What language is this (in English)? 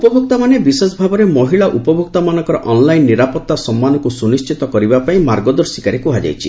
Odia